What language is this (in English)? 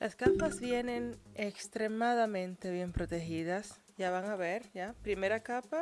Spanish